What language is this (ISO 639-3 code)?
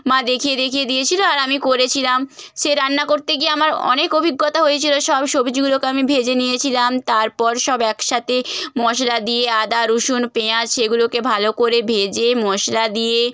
ben